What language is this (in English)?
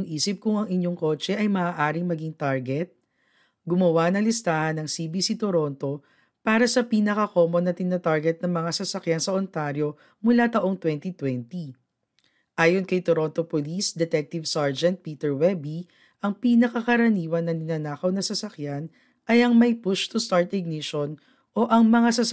Filipino